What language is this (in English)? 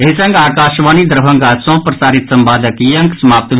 Maithili